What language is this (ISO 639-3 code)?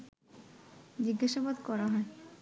ben